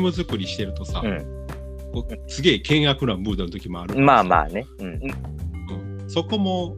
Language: Japanese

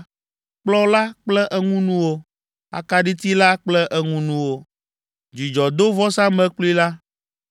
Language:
Ewe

